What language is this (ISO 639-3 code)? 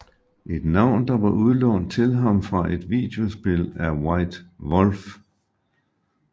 dan